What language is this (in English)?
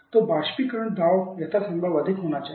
Hindi